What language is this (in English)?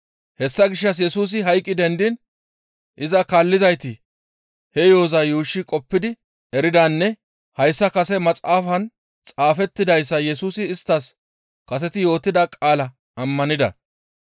Gamo